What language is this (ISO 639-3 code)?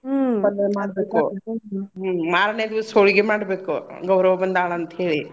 kan